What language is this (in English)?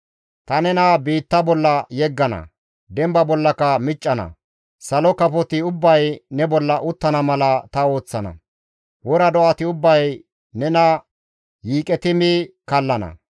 Gamo